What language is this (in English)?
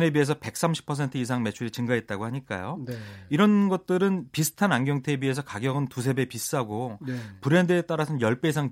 Korean